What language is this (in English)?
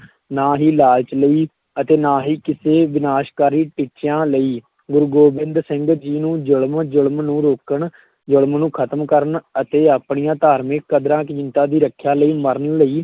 Punjabi